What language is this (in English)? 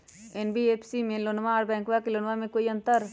Magahi